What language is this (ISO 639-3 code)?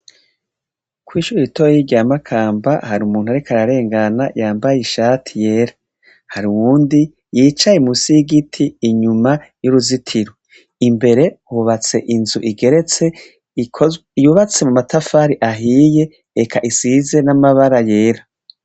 run